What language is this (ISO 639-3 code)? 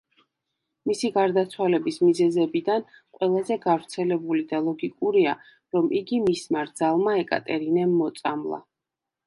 kat